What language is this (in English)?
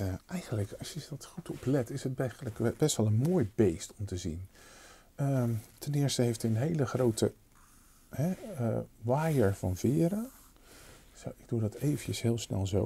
Dutch